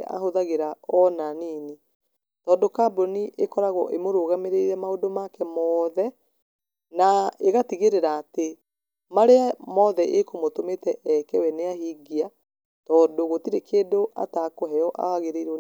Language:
Kikuyu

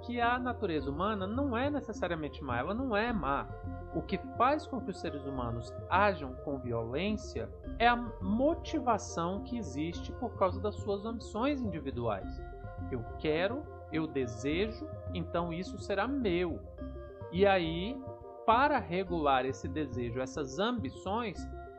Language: Portuguese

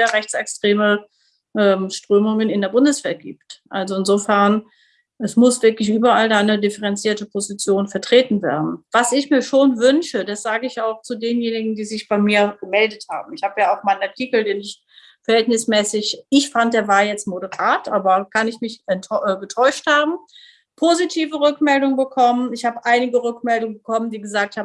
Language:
German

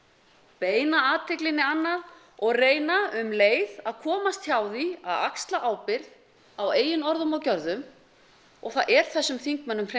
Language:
Icelandic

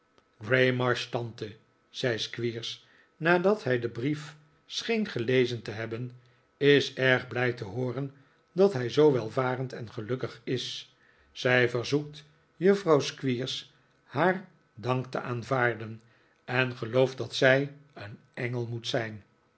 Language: Dutch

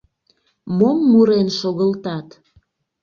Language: Mari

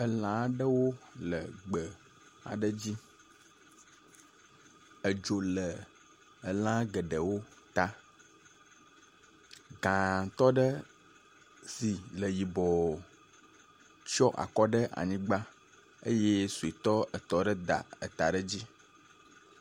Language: Ewe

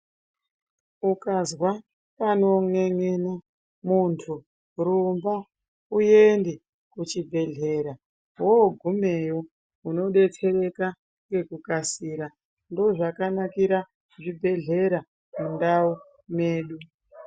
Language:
Ndau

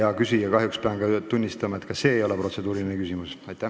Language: Estonian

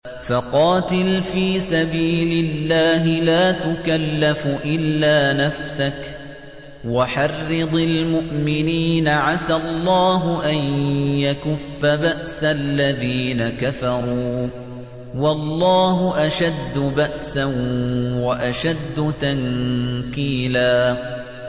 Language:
Arabic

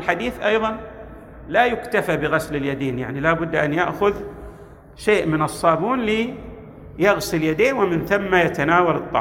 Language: Arabic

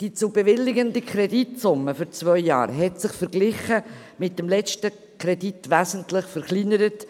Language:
Swiss German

